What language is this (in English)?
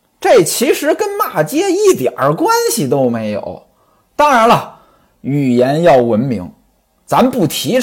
Chinese